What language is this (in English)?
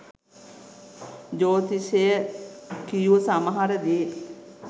Sinhala